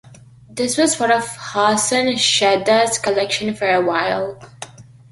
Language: English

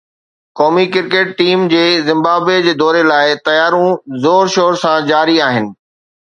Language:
Sindhi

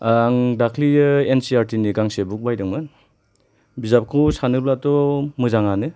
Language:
Bodo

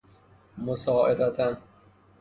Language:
Persian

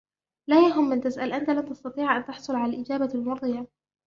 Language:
Arabic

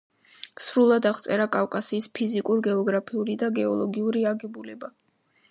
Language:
Georgian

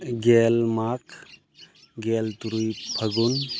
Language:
Santali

